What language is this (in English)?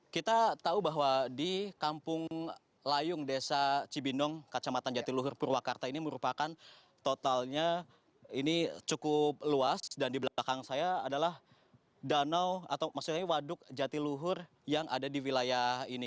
Indonesian